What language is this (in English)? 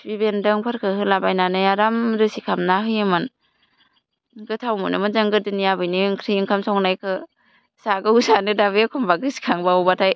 Bodo